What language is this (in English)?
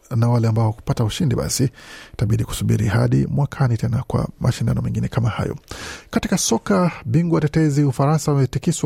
Swahili